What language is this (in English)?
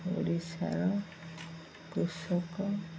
Odia